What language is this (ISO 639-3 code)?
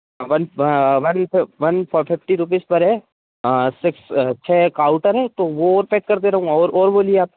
hin